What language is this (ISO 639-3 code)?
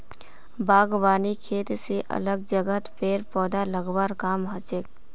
mag